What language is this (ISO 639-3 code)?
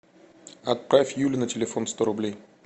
rus